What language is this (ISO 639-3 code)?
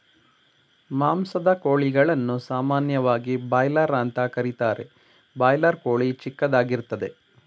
kan